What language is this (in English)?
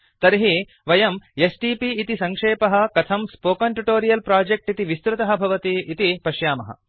Sanskrit